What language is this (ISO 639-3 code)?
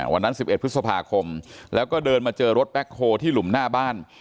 tha